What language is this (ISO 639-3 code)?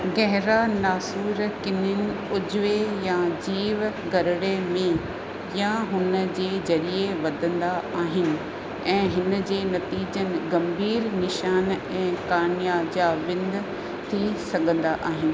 snd